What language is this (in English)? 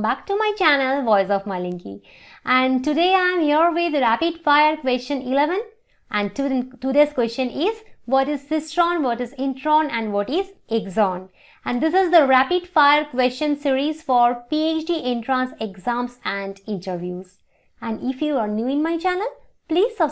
English